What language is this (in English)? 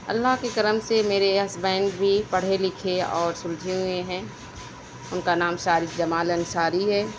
Urdu